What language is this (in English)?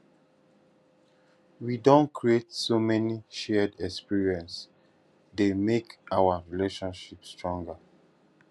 Nigerian Pidgin